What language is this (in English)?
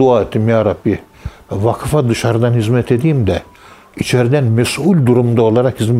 Turkish